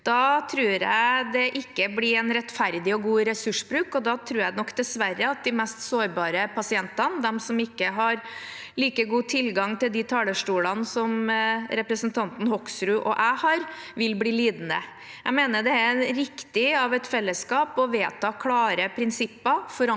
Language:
Norwegian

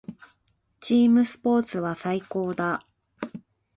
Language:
Japanese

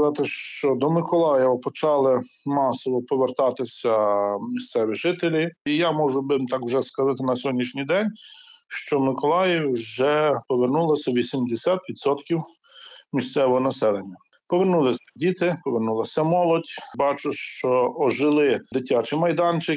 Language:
Ukrainian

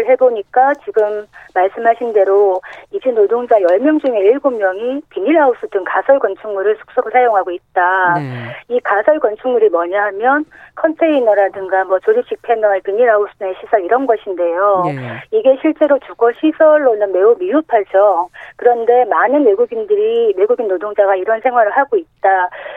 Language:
Korean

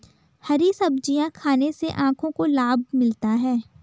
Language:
Hindi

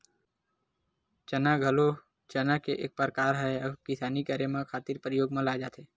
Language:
Chhattisgarhi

